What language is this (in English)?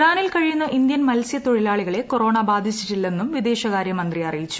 Malayalam